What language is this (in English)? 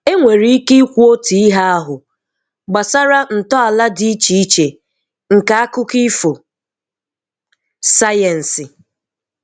Igbo